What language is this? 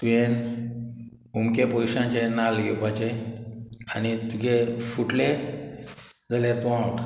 Konkani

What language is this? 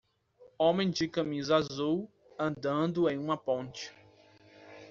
Portuguese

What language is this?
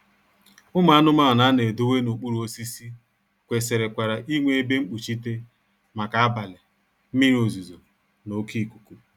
Igbo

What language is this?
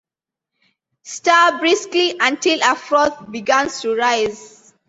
English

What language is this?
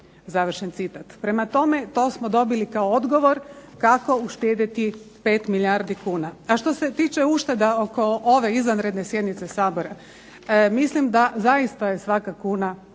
Croatian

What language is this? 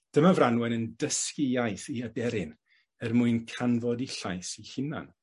Welsh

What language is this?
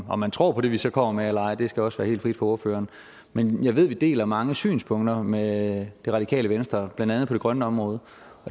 Danish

